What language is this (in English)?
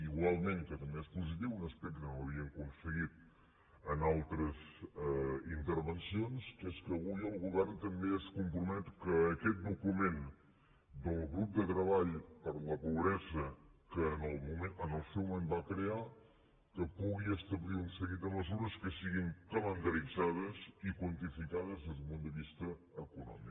Catalan